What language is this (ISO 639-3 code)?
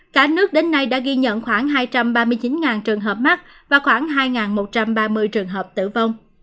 vie